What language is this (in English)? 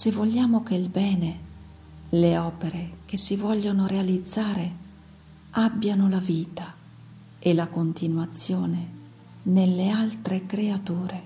Italian